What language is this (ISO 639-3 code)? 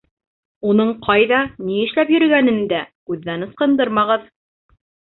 bak